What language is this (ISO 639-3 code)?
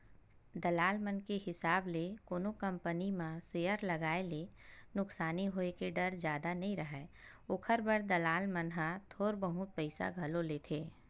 hne